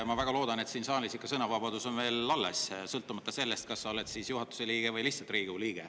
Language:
Estonian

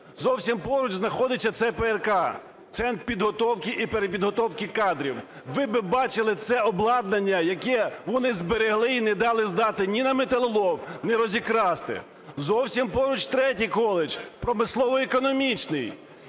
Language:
Ukrainian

